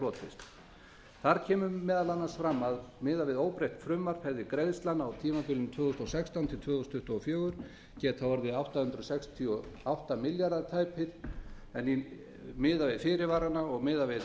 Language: Icelandic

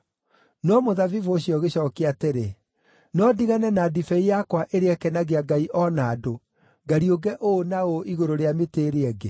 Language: Kikuyu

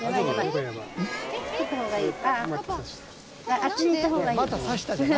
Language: Japanese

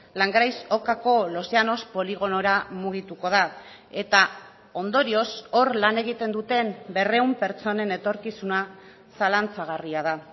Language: Basque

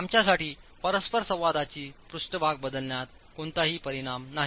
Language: Marathi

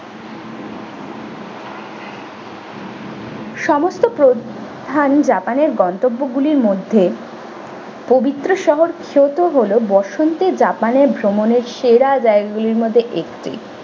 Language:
Bangla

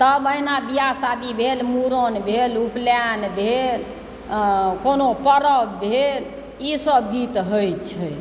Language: Maithili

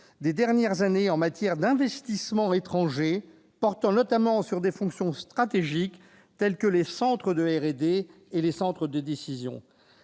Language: French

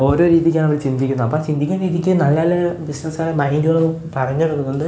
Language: Malayalam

